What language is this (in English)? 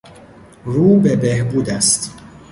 Persian